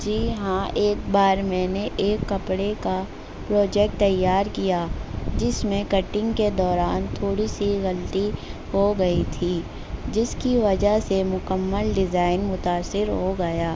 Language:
Urdu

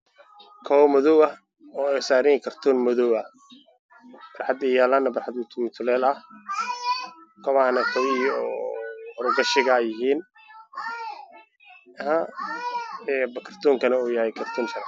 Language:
Somali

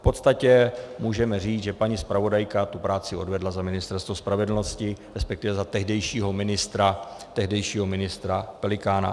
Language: Czech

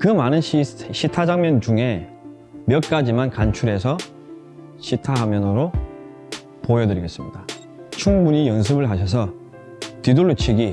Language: Korean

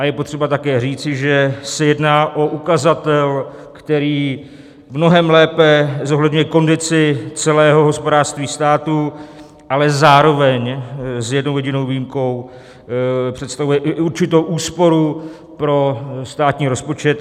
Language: Czech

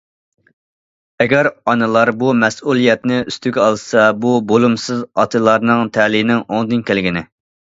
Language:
Uyghur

